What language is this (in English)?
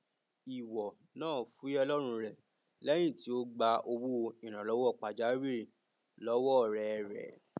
Yoruba